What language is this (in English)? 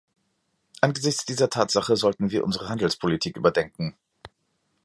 German